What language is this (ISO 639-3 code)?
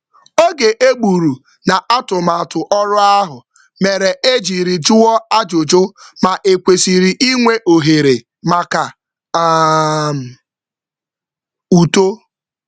ibo